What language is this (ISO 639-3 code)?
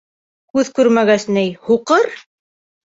bak